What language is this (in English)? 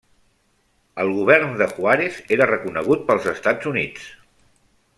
Catalan